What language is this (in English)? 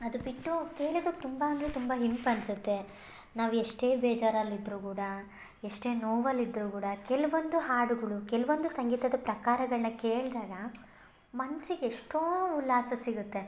Kannada